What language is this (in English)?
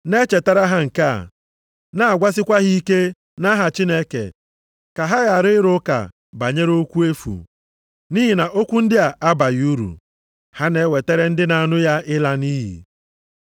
Igbo